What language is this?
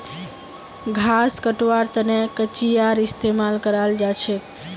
Magahi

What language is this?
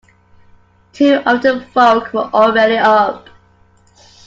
English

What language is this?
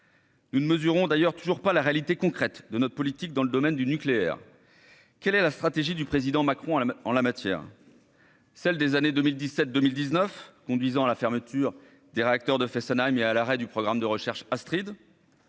French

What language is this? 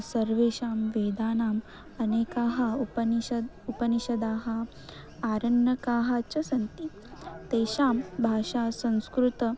Sanskrit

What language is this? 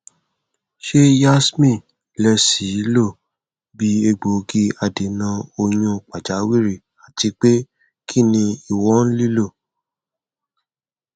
Yoruba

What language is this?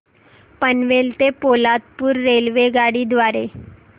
Marathi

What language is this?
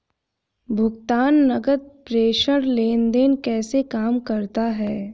Hindi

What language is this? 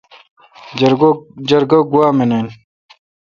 Kalkoti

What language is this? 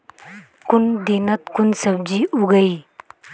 Magahi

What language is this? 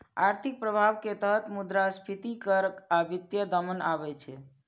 Maithili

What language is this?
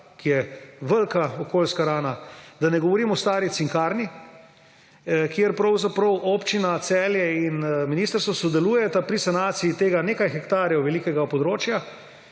Slovenian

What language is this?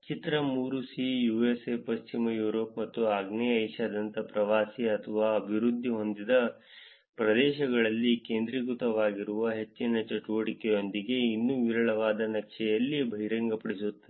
Kannada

